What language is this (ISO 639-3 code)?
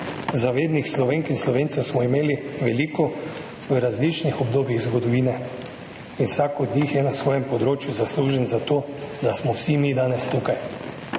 slv